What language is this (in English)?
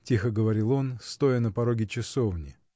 Russian